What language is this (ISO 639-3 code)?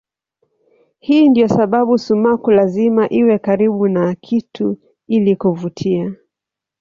swa